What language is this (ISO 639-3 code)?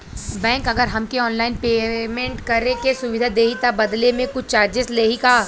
bho